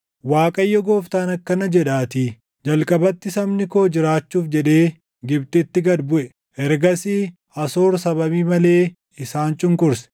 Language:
Oromo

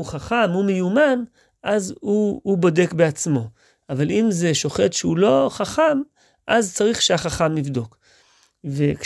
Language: Hebrew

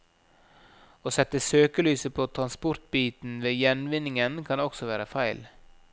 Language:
Norwegian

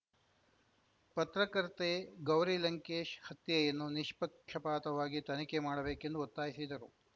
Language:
Kannada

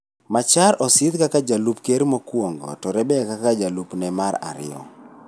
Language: Luo (Kenya and Tanzania)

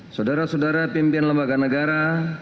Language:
Indonesian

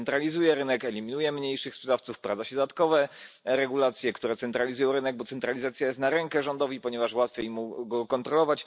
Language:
Polish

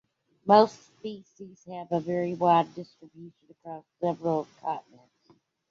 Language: English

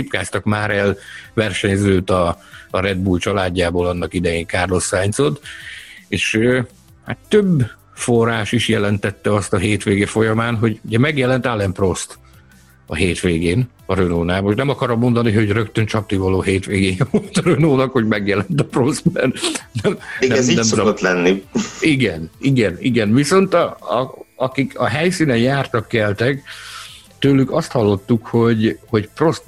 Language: Hungarian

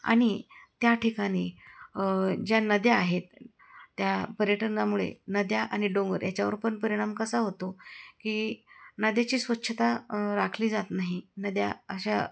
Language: Marathi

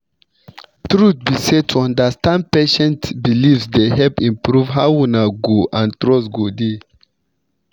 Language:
Nigerian Pidgin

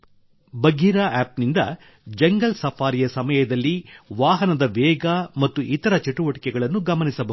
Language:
Kannada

